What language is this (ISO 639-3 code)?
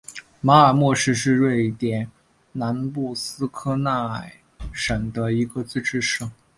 zho